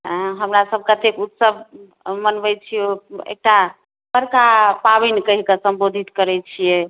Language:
Maithili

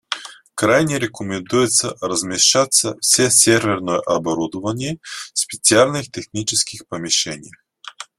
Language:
Russian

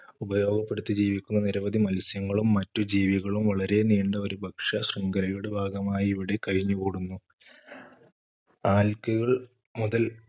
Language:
Malayalam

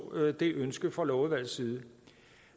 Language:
Danish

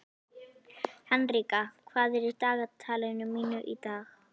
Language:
Icelandic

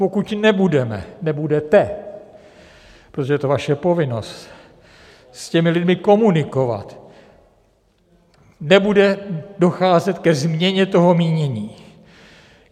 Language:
Czech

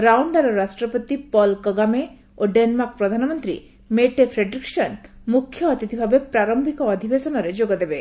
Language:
Odia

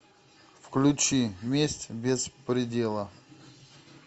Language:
Russian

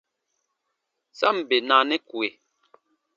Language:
Baatonum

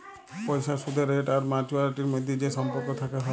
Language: Bangla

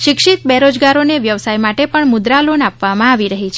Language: Gujarati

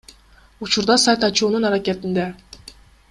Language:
Kyrgyz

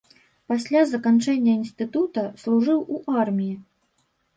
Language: Belarusian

